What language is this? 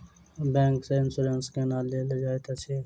Maithili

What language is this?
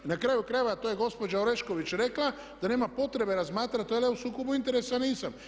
Croatian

